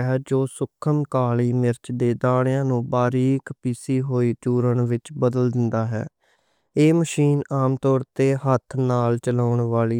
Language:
Western Panjabi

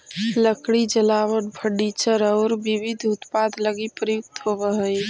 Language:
Magahi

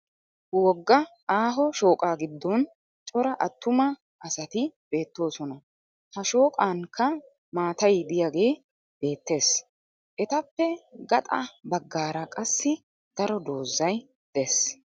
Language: Wolaytta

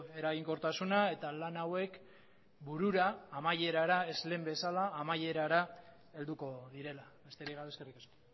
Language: Basque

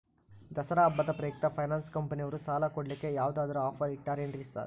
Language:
Kannada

